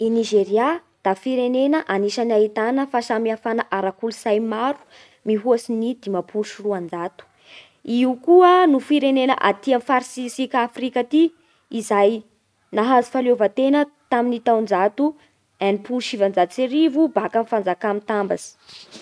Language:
Bara Malagasy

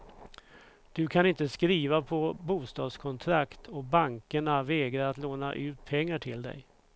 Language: Swedish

